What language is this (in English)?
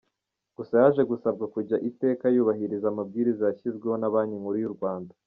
Kinyarwanda